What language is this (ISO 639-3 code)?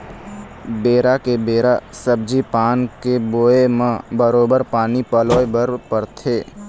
hne